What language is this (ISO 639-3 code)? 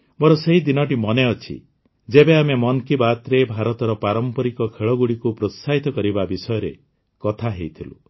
ori